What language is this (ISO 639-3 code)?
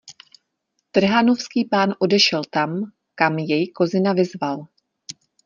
ces